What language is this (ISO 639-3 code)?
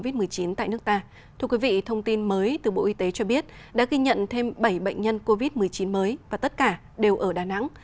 vie